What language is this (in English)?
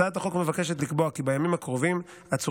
Hebrew